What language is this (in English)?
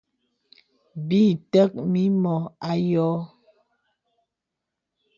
Bebele